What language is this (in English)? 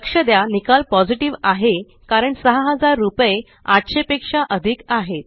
Marathi